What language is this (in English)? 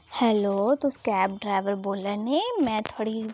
Dogri